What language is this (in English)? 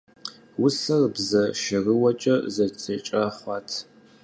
Kabardian